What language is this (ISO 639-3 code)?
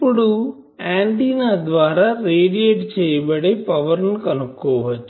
tel